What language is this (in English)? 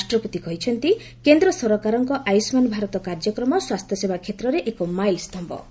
Odia